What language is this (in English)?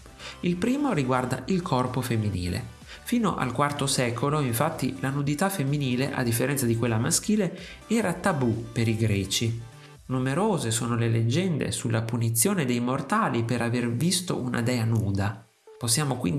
Italian